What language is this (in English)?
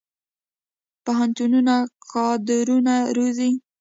Pashto